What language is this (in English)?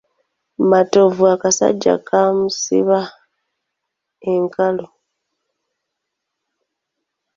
Ganda